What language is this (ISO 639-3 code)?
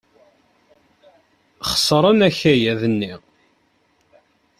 kab